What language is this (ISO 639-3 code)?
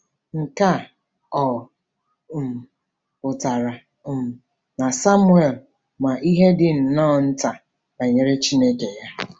ibo